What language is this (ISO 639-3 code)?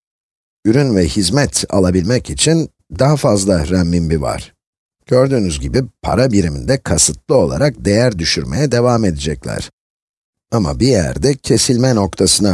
tur